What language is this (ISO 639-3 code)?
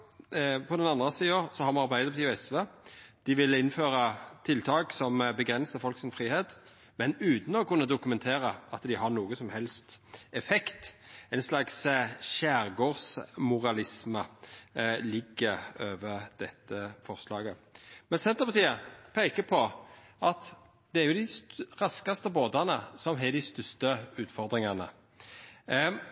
nno